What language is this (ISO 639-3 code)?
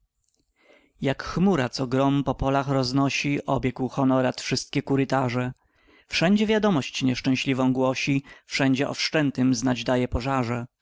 pol